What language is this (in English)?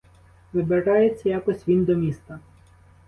Ukrainian